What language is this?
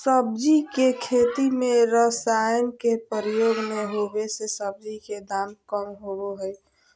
Magahi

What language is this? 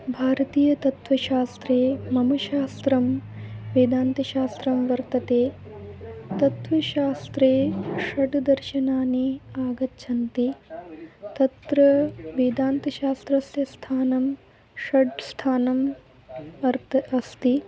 Sanskrit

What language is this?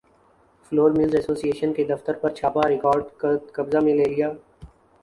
Urdu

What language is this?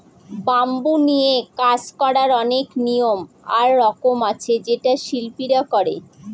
Bangla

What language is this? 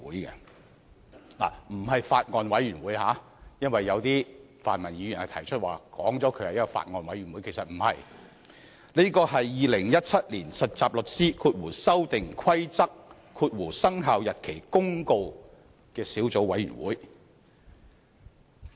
Cantonese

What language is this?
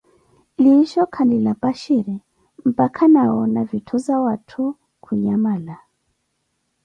Koti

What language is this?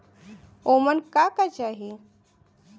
Bhojpuri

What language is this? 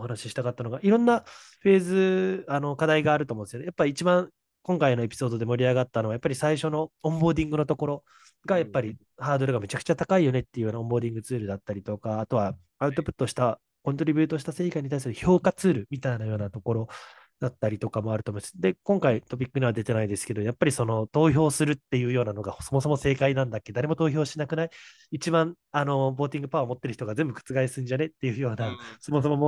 Japanese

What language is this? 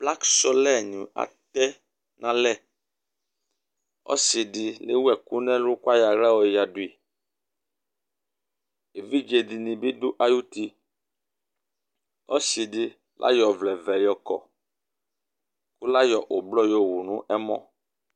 Ikposo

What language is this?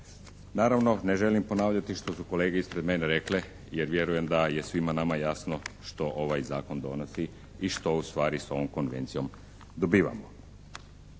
Croatian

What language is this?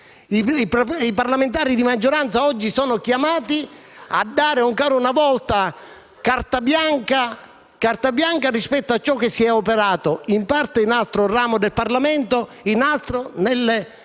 Italian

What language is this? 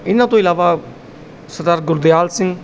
Punjabi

